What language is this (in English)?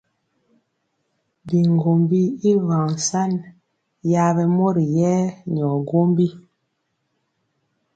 Mpiemo